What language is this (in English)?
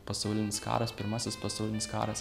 Lithuanian